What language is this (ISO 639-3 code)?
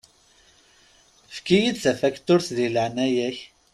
kab